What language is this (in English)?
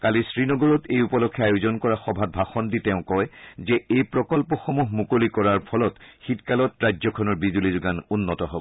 Assamese